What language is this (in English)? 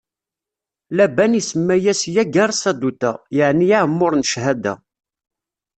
Kabyle